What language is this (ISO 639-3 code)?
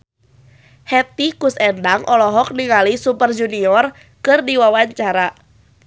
sun